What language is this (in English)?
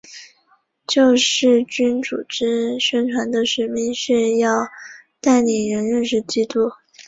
Chinese